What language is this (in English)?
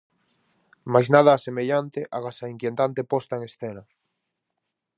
Galician